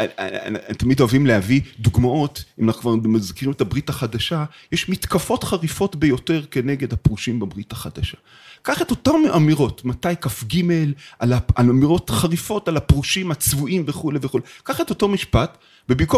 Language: Hebrew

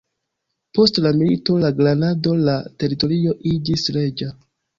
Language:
Esperanto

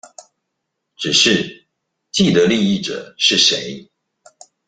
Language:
Chinese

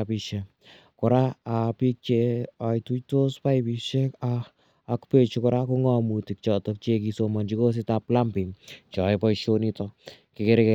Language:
Kalenjin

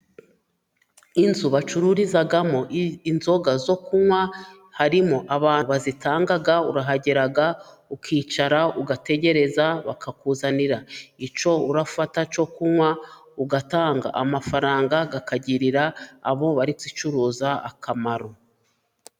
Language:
Kinyarwanda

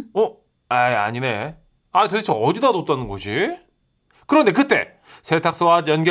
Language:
Korean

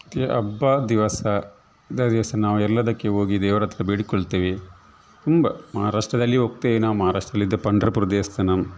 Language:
Kannada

